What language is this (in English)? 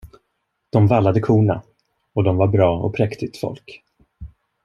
Swedish